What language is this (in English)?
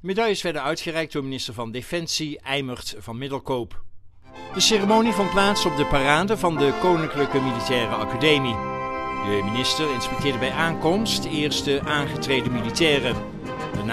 Dutch